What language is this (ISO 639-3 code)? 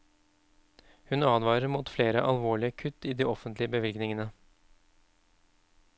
nor